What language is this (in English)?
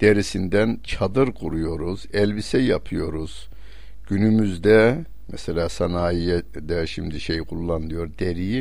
Turkish